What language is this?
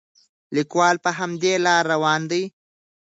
Pashto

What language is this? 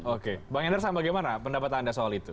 Indonesian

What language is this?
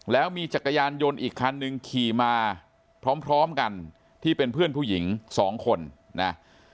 Thai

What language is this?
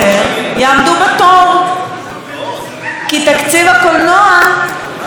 Hebrew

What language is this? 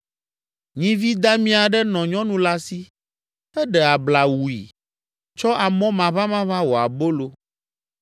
Ewe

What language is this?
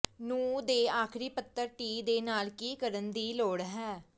Punjabi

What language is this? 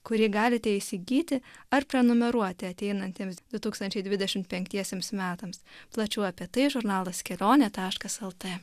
Lithuanian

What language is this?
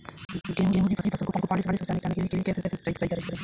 Hindi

